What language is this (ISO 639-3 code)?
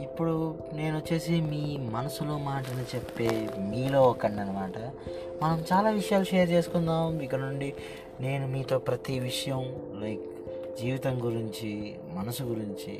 tel